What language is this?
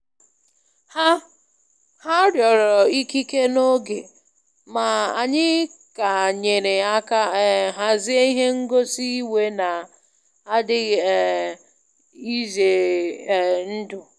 Igbo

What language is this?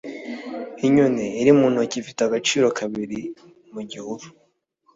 Kinyarwanda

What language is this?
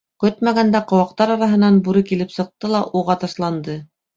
Bashkir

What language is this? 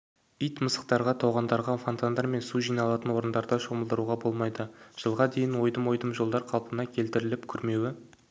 Kazakh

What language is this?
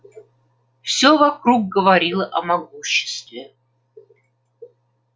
Russian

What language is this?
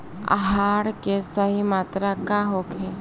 Bhojpuri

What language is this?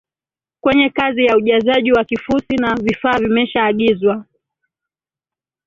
Swahili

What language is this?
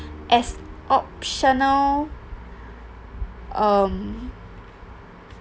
English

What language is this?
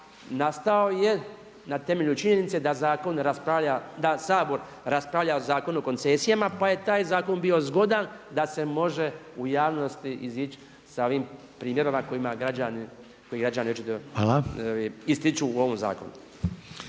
Croatian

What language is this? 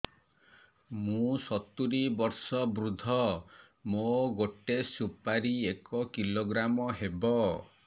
Odia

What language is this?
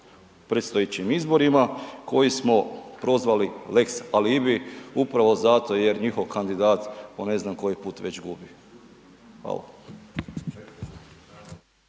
Croatian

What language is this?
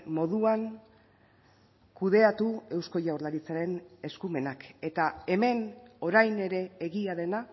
Basque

